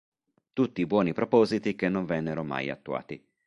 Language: Italian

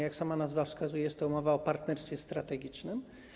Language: Polish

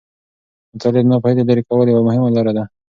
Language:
Pashto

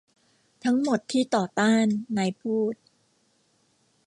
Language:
Thai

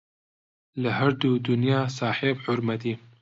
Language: Central Kurdish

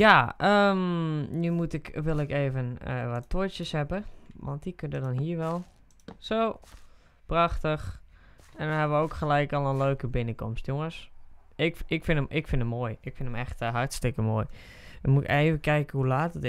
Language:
Dutch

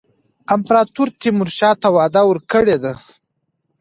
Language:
Pashto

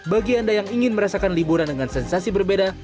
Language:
Indonesian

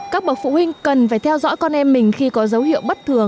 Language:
Vietnamese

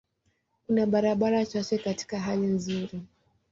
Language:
Swahili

